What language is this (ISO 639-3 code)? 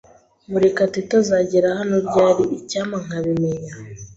kin